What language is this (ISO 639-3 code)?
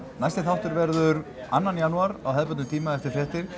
isl